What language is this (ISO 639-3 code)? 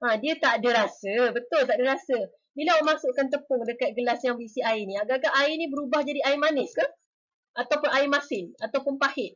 msa